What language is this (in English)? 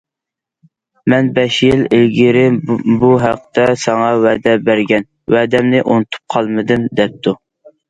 Uyghur